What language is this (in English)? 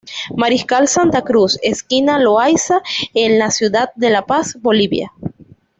Spanish